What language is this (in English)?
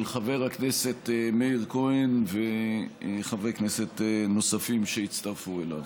Hebrew